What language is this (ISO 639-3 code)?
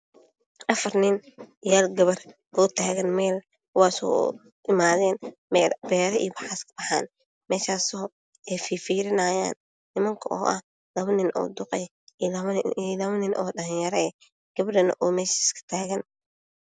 som